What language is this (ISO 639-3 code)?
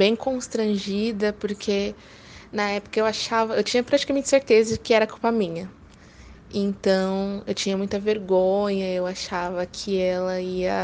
por